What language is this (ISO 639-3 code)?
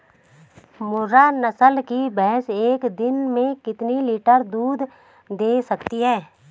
hin